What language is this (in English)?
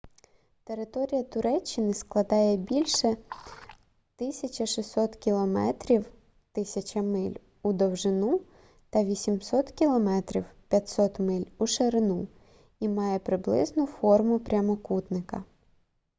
Ukrainian